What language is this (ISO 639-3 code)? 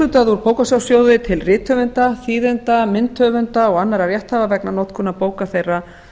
isl